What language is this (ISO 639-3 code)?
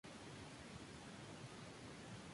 spa